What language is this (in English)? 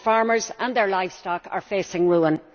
English